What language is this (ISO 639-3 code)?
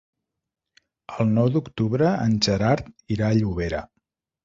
cat